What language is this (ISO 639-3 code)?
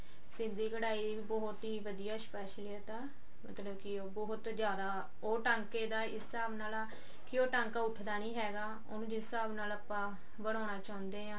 pan